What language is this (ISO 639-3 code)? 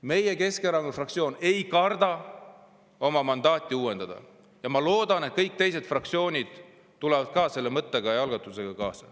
est